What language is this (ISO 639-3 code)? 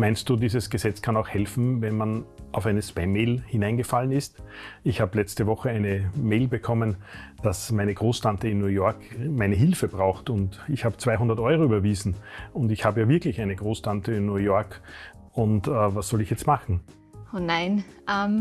deu